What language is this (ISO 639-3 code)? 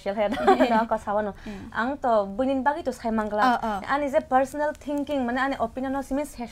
kor